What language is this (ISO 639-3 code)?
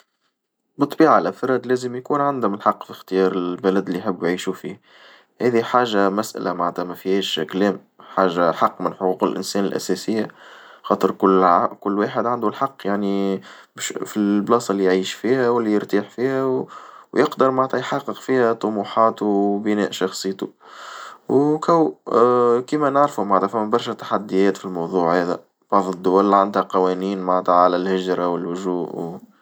aeb